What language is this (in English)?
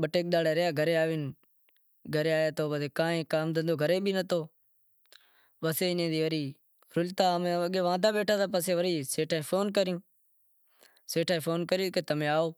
Wadiyara Koli